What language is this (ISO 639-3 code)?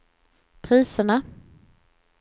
swe